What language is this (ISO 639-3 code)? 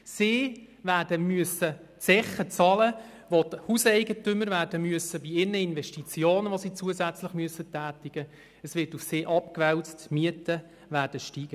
gsw